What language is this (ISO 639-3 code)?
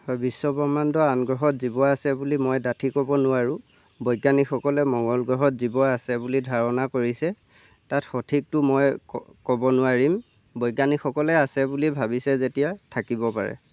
asm